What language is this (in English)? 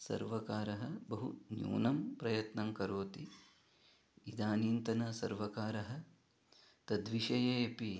Sanskrit